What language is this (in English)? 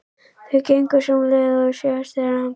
Icelandic